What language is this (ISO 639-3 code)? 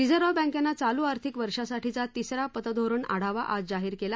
mar